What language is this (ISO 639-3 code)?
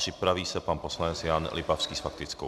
ces